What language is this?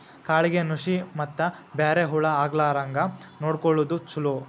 Kannada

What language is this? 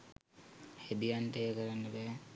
Sinhala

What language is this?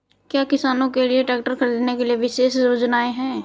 Hindi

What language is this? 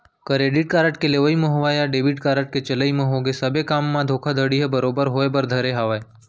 Chhattisgarhi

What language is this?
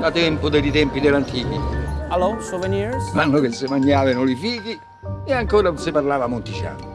Italian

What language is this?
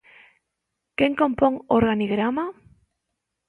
Galician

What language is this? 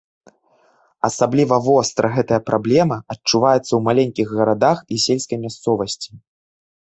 Belarusian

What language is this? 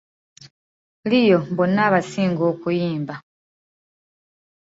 Ganda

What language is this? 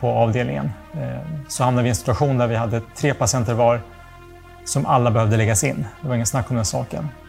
Swedish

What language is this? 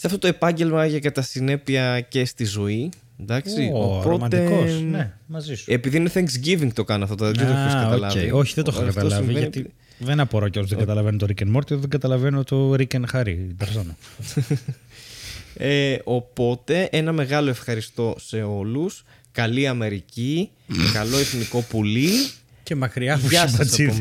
Greek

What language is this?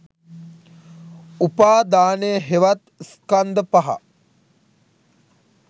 Sinhala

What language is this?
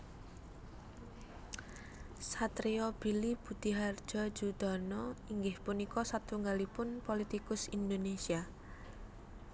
Javanese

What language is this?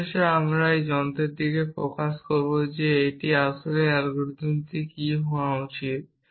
Bangla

